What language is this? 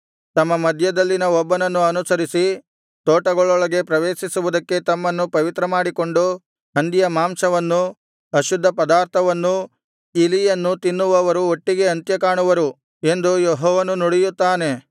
Kannada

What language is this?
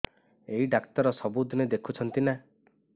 Odia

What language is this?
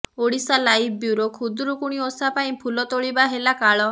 Odia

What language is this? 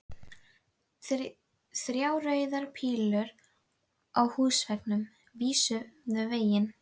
Icelandic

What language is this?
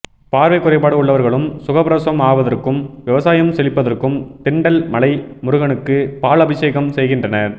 Tamil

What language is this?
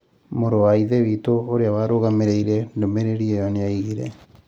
Kikuyu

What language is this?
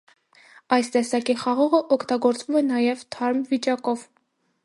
Armenian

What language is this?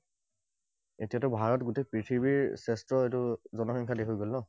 Assamese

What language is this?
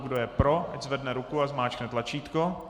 Czech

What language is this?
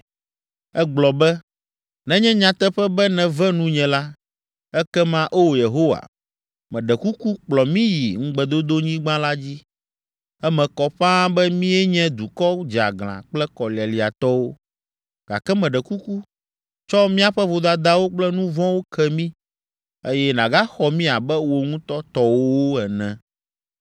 Ewe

